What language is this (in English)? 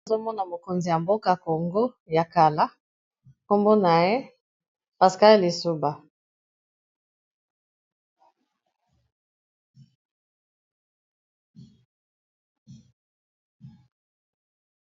Lingala